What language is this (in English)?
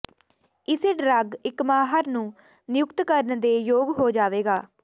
Punjabi